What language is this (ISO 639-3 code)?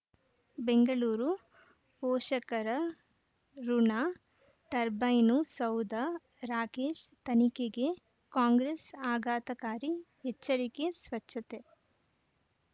kan